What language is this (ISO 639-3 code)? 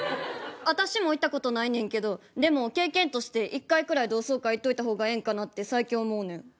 jpn